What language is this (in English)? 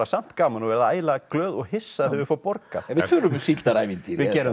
Icelandic